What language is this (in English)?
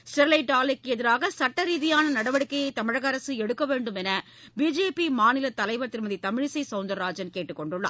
Tamil